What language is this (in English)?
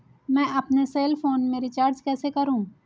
Hindi